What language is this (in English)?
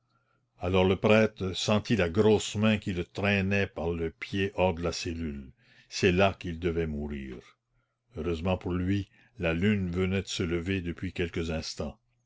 French